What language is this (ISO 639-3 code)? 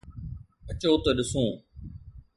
snd